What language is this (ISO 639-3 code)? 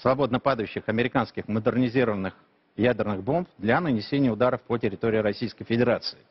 ron